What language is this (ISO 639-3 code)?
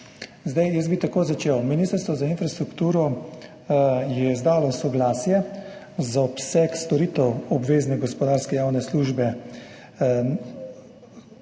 slv